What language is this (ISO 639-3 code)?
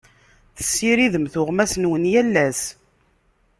kab